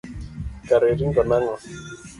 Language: Luo (Kenya and Tanzania)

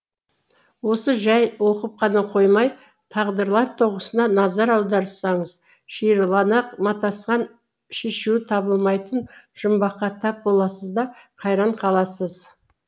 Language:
Kazakh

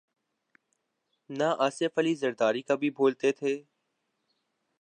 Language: Urdu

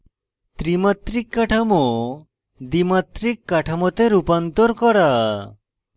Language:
Bangla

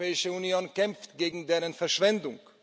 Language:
German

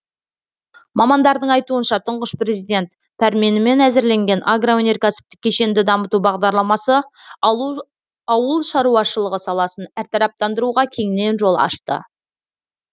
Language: Kazakh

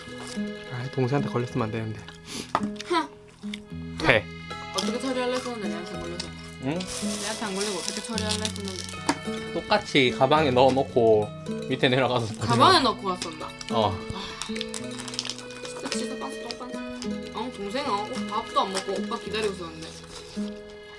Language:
Korean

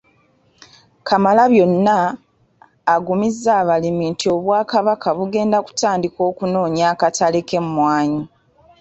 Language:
Ganda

